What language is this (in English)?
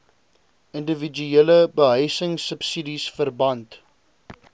Afrikaans